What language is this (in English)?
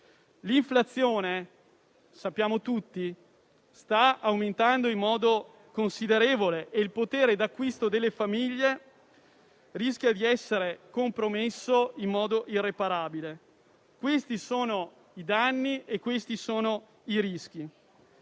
Italian